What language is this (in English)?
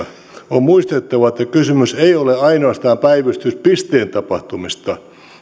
Finnish